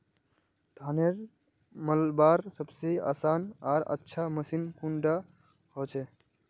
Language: Magahi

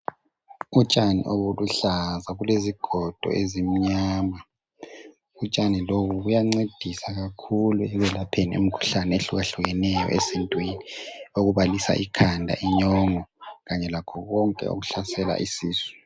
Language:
North Ndebele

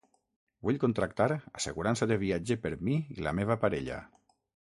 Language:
Catalan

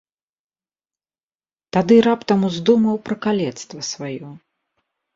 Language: Belarusian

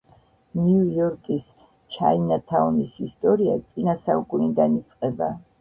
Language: Georgian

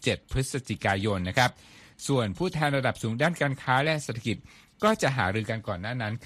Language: Thai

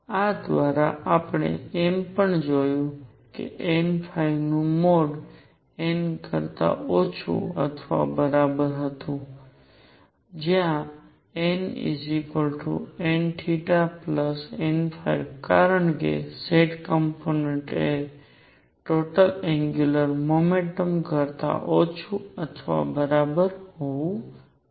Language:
Gujarati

